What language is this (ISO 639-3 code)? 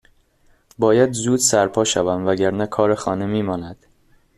fas